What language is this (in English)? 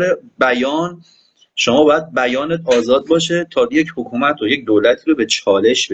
Persian